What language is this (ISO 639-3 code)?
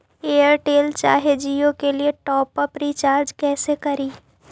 mag